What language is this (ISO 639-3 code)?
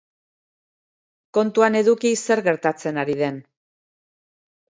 eus